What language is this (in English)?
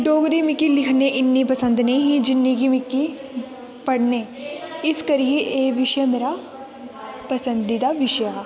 Dogri